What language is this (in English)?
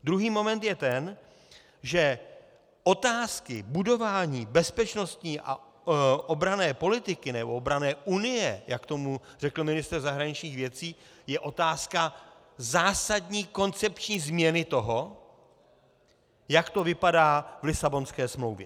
Czech